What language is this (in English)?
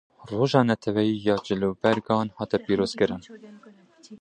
Kurdish